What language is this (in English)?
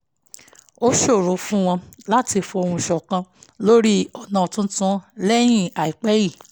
Yoruba